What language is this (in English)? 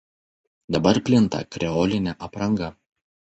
Lithuanian